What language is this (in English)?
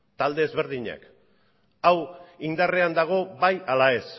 Basque